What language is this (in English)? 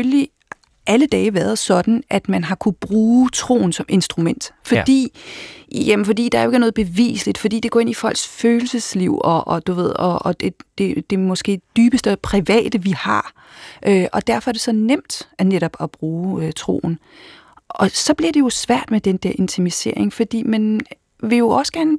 Danish